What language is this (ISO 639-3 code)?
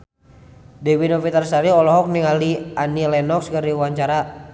sun